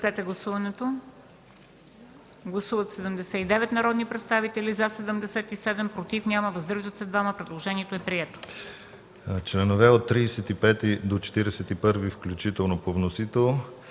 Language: Bulgarian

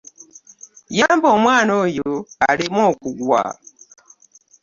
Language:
Ganda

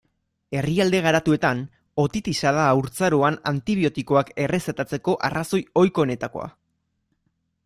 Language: Basque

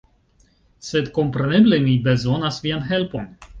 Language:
Esperanto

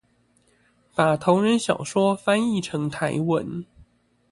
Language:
Chinese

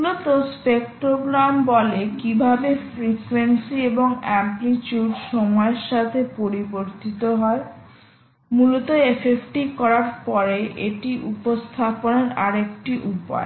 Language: Bangla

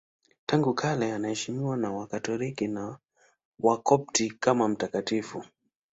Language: Swahili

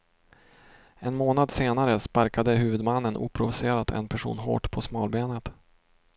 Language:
Swedish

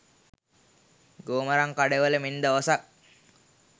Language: Sinhala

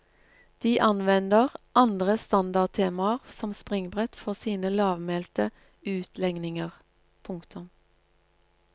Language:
Norwegian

